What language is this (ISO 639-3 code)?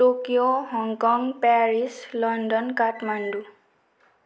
nep